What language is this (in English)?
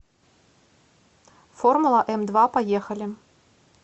Russian